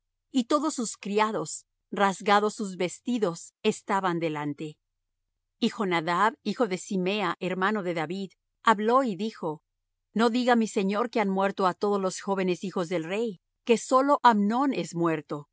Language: Spanish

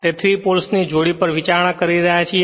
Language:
Gujarati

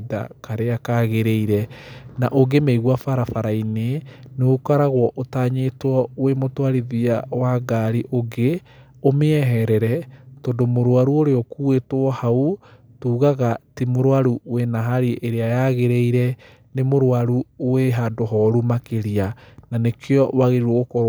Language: Kikuyu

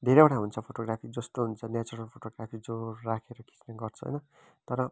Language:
Nepali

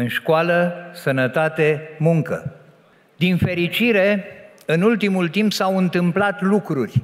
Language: Romanian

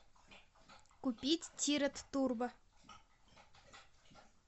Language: Russian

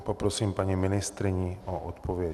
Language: Czech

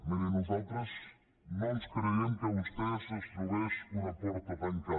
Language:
Catalan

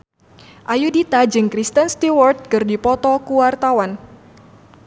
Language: Sundanese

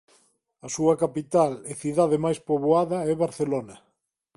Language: Galician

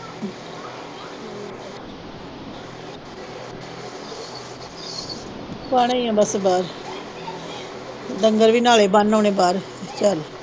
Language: Punjabi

